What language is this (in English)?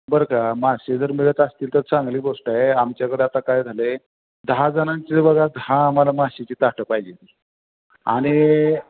Marathi